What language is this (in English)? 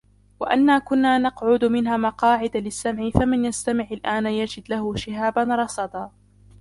Arabic